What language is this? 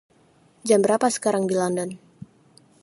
Indonesian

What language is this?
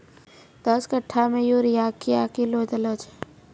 Maithili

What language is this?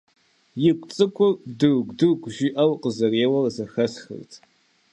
Kabardian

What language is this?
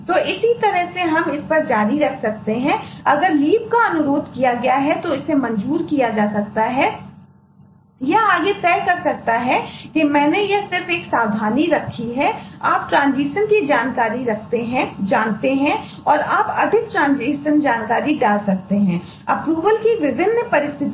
Hindi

